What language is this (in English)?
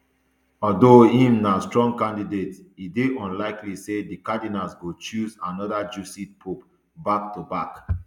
Nigerian Pidgin